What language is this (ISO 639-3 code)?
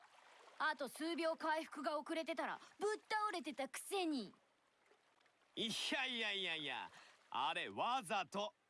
jpn